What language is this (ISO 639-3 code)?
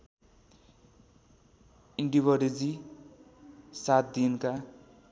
nep